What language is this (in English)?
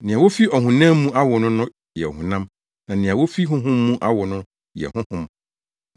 Akan